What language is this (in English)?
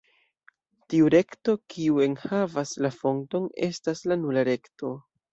Esperanto